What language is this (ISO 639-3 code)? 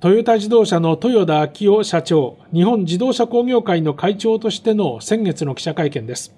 jpn